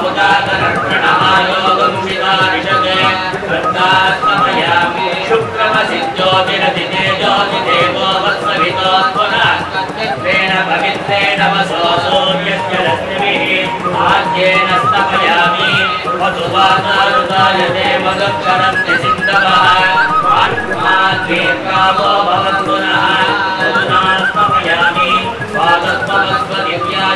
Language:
Arabic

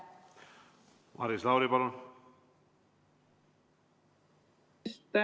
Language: Estonian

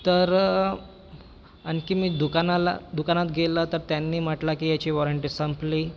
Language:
Marathi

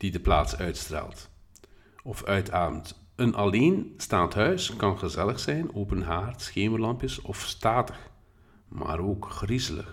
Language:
Dutch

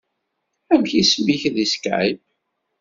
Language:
Kabyle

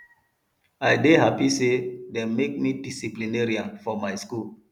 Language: Nigerian Pidgin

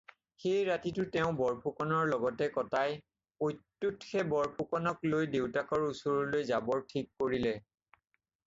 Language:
Assamese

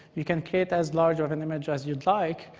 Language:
English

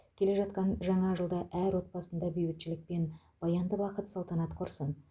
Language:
Kazakh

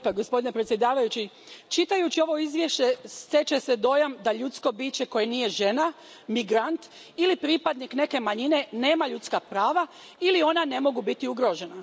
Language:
Croatian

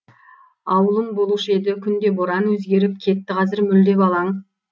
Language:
Kazakh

